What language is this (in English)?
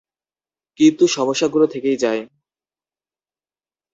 Bangla